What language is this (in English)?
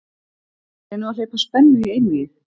Icelandic